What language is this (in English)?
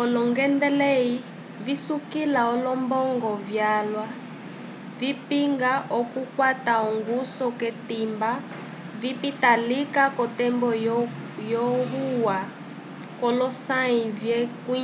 Umbundu